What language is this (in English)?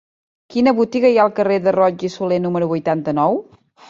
Catalan